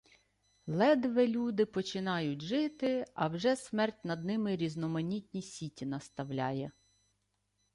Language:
Ukrainian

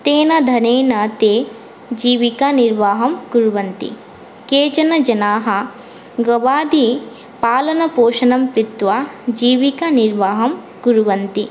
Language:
Sanskrit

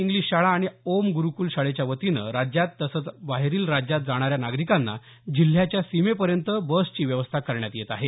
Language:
Marathi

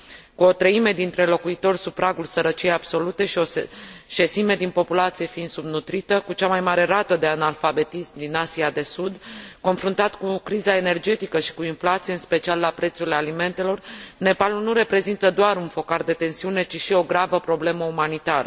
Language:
Romanian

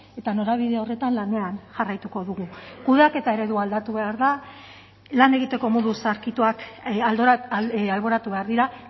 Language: Basque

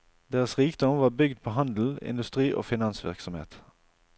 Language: Norwegian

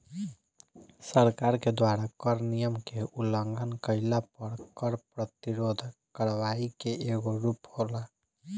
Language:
Bhojpuri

